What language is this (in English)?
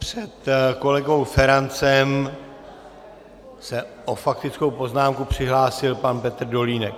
Czech